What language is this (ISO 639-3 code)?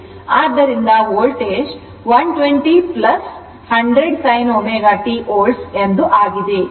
kan